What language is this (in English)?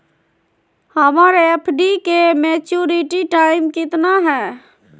Magahi